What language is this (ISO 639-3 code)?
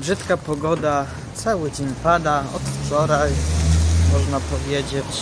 pol